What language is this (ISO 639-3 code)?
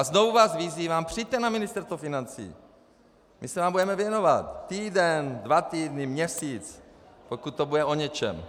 ces